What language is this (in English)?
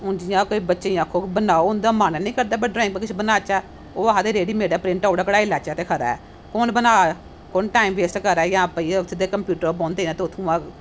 Dogri